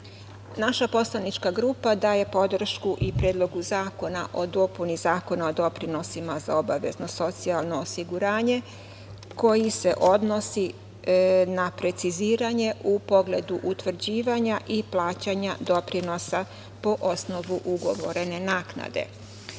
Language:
Serbian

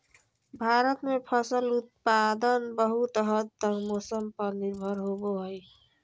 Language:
Magahi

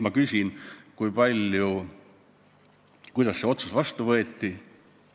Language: Estonian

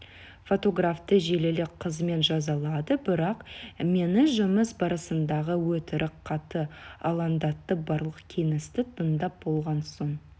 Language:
Kazakh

